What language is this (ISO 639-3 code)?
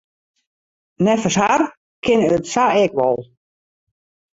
fry